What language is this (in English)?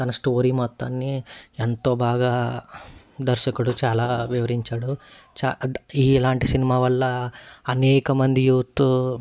Telugu